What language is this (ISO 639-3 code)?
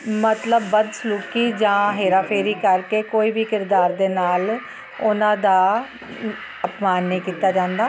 pan